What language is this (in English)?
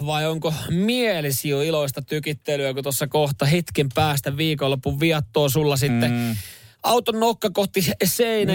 Finnish